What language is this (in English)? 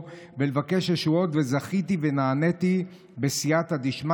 Hebrew